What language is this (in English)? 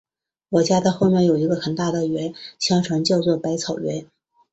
Chinese